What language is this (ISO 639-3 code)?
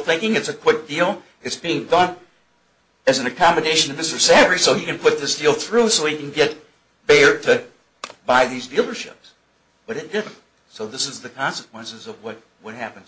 eng